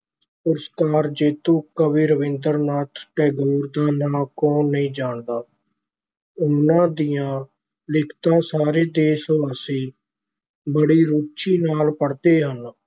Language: Punjabi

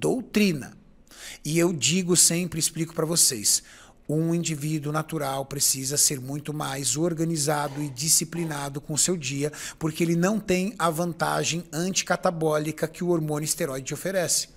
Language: Portuguese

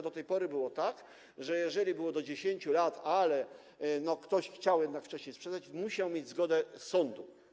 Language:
Polish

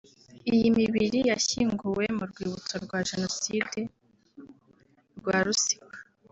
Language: Kinyarwanda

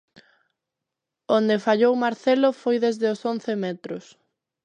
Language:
Galician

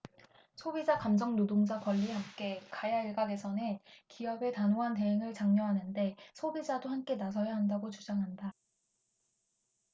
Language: Korean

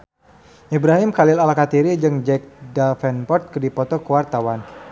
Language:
Sundanese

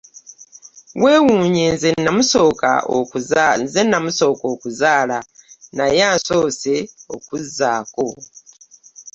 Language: Ganda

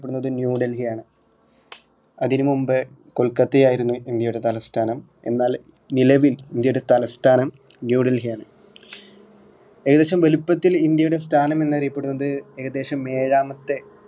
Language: Malayalam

